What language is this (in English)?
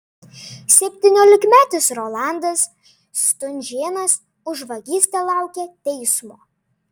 Lithuanian